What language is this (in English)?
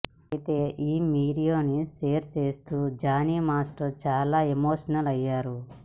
Telugu